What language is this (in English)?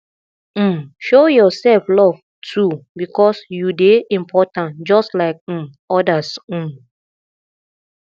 Nigerian Pidgin